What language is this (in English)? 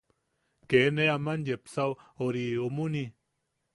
Yaqui